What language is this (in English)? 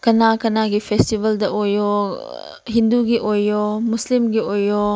Manipuri